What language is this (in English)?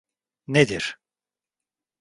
Turkish